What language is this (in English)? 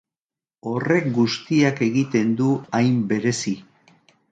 Basque